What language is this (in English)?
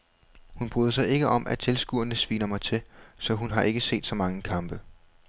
Danish